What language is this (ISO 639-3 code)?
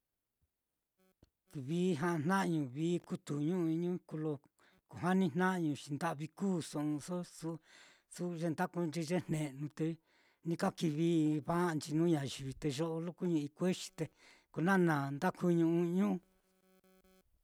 vmm